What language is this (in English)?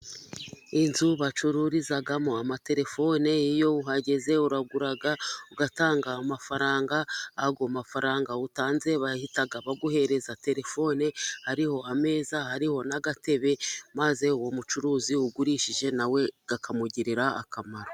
Kinyarwanda